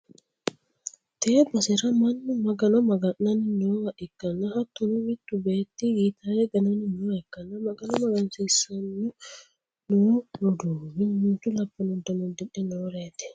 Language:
Sidamo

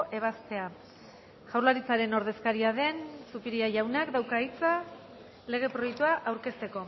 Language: Basque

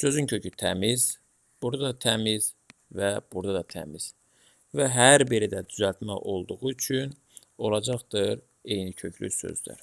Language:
Turkish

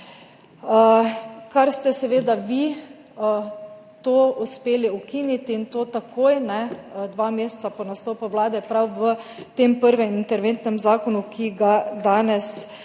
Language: Slovenian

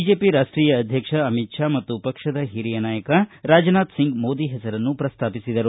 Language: Kannada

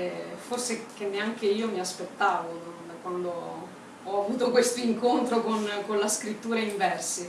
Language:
Italian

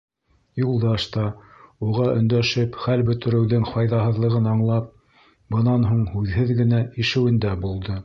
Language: Bashkir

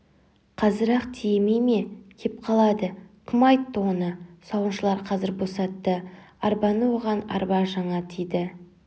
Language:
Kazakh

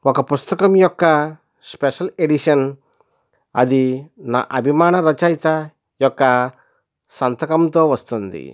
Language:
Telugu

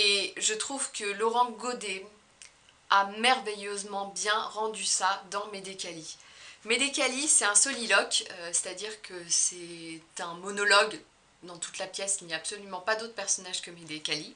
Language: French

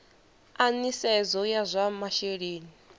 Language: Venda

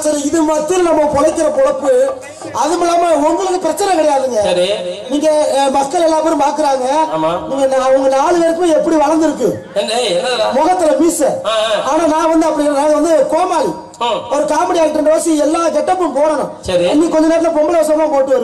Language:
Arabic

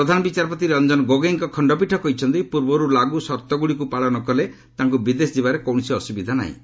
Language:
Odia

